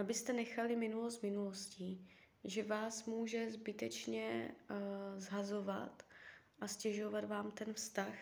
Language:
Czech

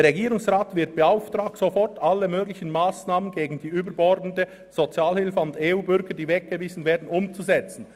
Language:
Swiss German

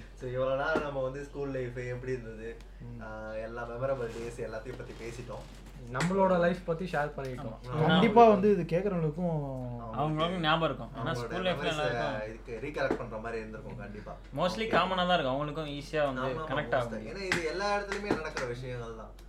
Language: Tamil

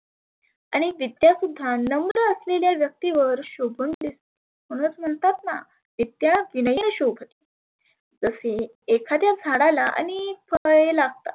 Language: Marathi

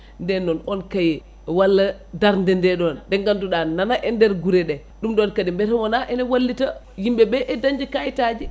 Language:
Fula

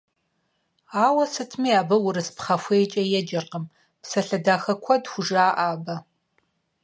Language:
Kabardian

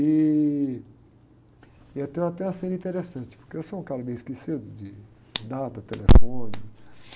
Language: Portuguese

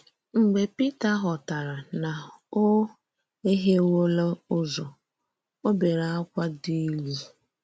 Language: Igbo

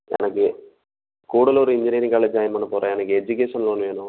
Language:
Tamil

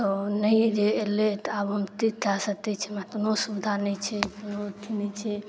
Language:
Maithili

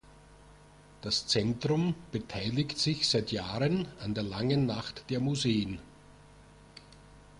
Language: German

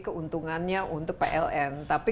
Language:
Indonesian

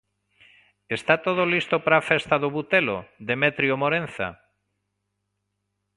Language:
Galician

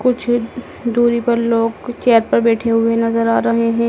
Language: Hindi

